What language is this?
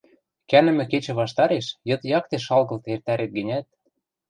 Western Mari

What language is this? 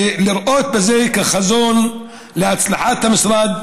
Hebrew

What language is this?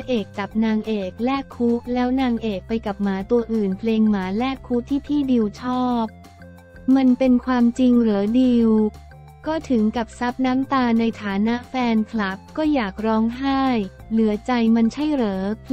Thai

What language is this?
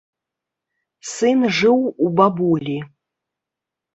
Belarusian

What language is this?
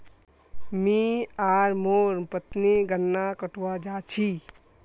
Magahi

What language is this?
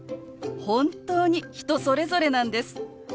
Japanese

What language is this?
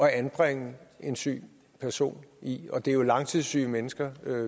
Danish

